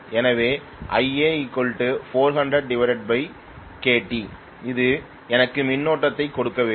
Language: Tamil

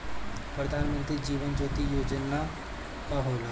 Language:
Bhojpuri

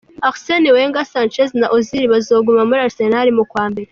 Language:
Kinyarwanda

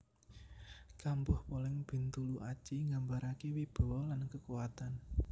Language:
Javanese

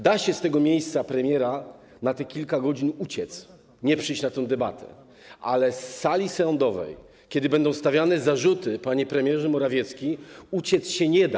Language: Polish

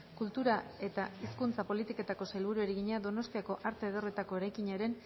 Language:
Basque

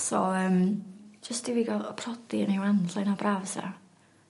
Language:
Welsh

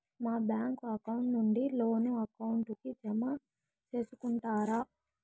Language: Telugu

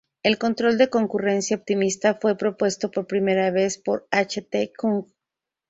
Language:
Spanish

